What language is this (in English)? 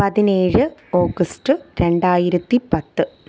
Malayalam